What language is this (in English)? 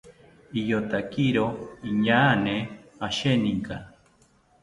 South Ucayali Ashéninka